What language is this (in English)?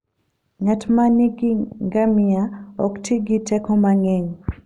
Luo (Kenya and Tanzania)